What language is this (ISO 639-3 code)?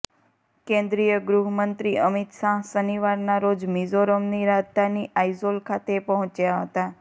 guj